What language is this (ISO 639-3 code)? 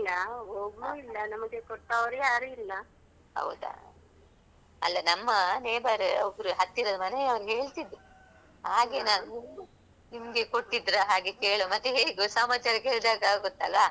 kan